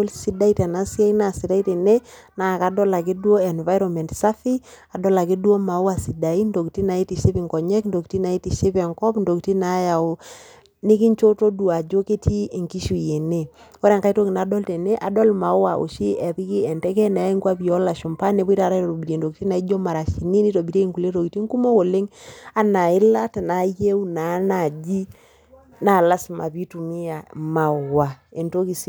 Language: Masai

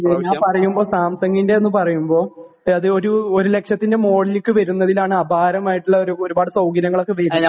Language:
Malayalam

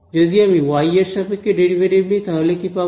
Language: Bangla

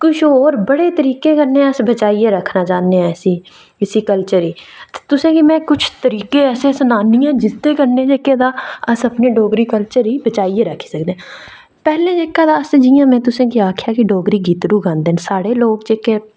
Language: Dogri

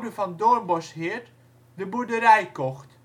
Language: Dutch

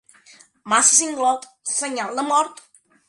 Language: Catalan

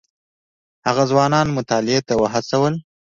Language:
Pashto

